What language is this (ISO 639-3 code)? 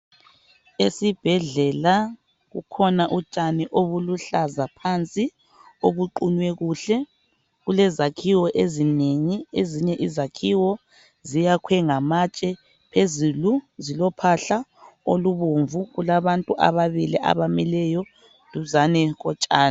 nde